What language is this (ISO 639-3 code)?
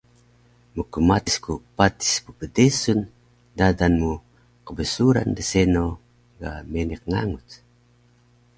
trv